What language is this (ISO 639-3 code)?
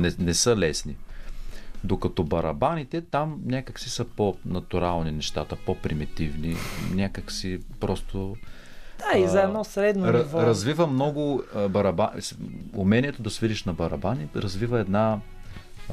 bul